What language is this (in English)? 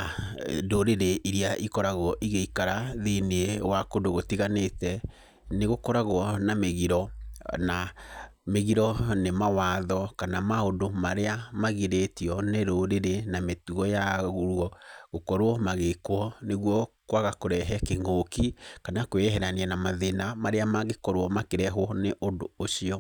Kikuyu